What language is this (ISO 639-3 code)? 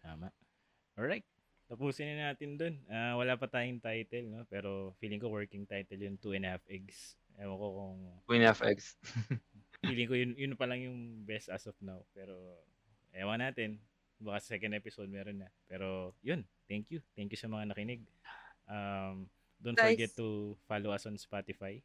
fil